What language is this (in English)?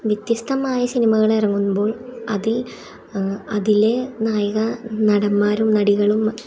Malayalam